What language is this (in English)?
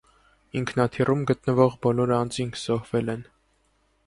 Armenian